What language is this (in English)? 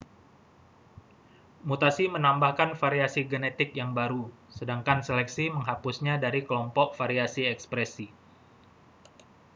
Indonesian